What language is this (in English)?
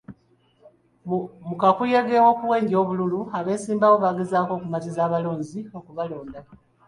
Ganda